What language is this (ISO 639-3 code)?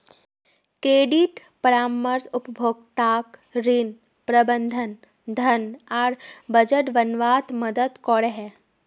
mag